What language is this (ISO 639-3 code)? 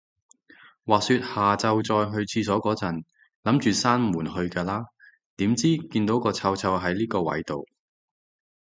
yue